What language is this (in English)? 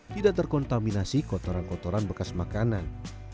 Indonesian